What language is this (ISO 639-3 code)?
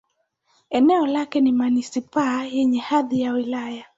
swa